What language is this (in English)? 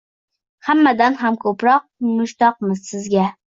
Uzbek